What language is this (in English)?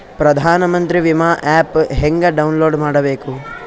Kannada